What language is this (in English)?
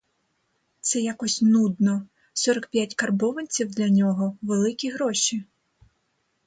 Ukrainian